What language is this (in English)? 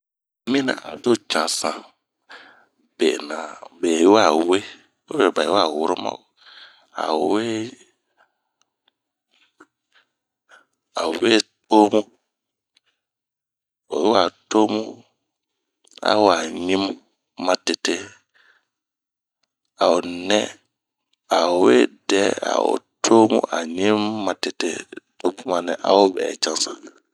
Bomu